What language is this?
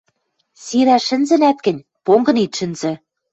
Western Mari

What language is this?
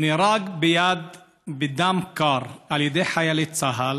Hebrew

